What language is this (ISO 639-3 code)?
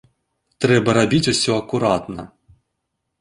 bel